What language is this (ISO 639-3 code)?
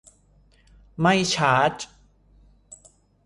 tha